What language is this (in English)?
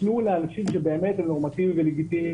Hebrew